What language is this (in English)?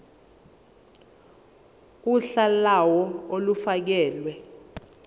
Zulu